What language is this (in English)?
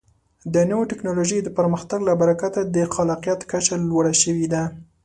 Pashto